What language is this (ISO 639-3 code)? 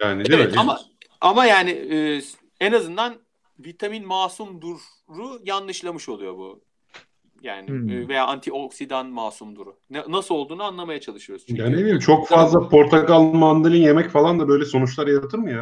tur